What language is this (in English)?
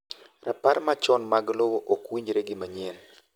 Luo (Kenya and Tanzania)